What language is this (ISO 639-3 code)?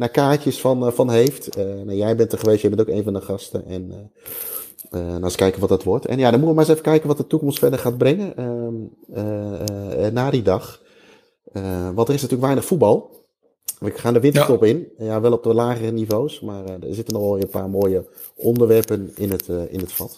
nld